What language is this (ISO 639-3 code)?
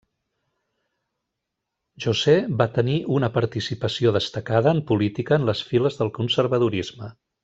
cat